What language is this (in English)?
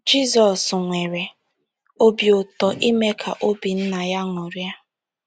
Igbo